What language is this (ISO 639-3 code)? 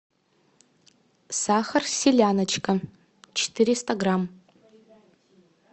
rus